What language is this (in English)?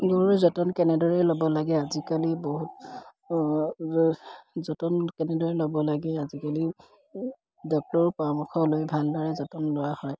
Assamese